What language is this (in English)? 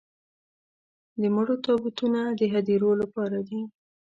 Pashto